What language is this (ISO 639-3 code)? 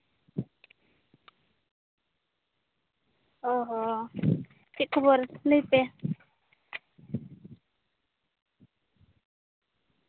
sat